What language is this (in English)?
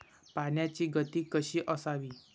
Marathi